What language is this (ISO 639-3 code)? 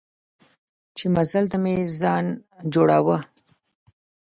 pus